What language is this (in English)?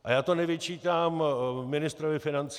Czech